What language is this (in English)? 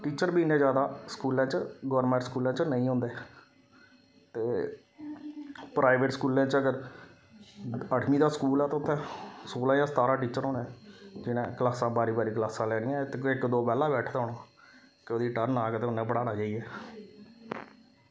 Dogri